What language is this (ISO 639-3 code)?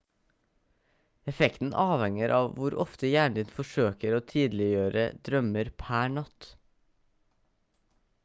nob